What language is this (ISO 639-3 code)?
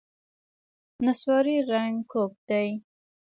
pus